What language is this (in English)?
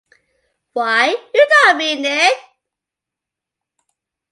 English